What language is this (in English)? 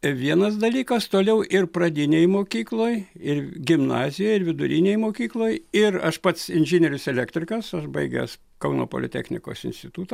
Lithuanian